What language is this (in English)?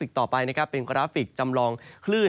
Thai